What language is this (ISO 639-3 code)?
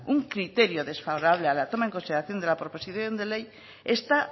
spa